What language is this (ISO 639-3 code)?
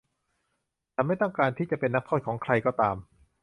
tha